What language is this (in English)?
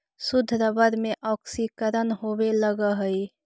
Magahi